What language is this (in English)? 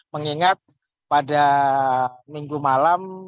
Indonesian